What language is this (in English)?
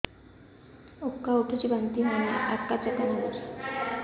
Odia